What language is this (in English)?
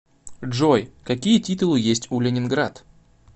Russian